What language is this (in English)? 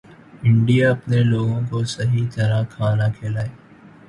Urdu